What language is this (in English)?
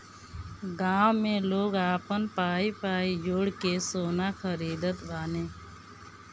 Bhojpuri